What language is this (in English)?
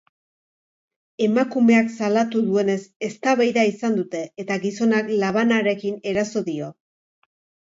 Basque